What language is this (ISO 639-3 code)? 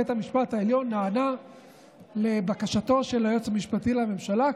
heb